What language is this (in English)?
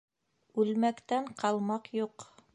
Bashkir